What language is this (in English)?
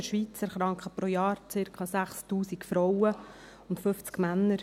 Swiss German